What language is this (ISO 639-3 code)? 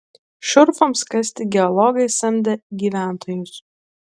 lit